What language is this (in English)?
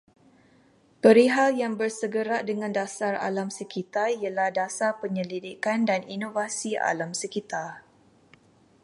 Malay